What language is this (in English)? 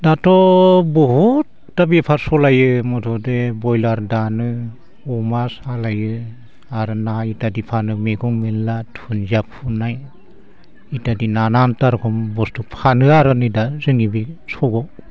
Bodo